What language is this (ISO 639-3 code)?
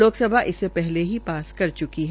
hin